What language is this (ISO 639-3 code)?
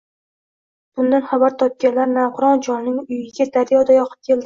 uzb